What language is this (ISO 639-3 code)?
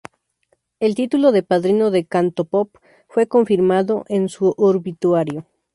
spa